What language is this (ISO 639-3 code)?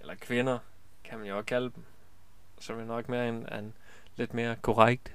dan